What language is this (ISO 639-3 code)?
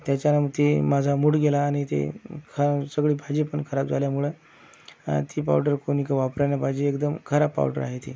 mar